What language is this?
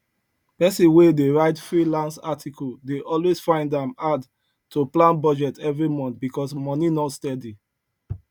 Nigerian Pidgin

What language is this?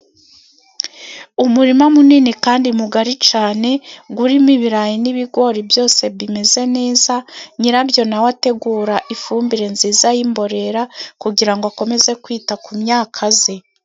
Kinyarwanda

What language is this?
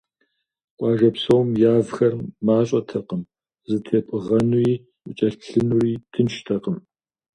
Kabardian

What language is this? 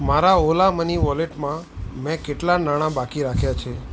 Gujarati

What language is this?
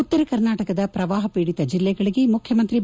Kannada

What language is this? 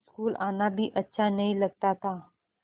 Hindi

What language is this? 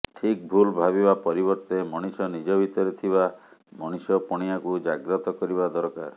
Odia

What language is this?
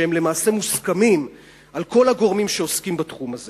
Hebrew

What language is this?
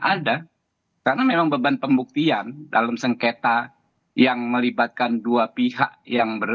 Indonesian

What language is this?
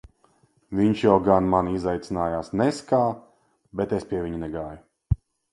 Latvian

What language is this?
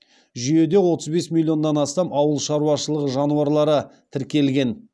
Kazakh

